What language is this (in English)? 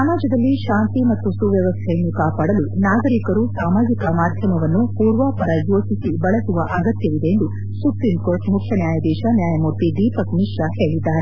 Kannada